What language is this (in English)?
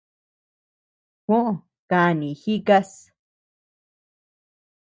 Tepeuxila Cuicatec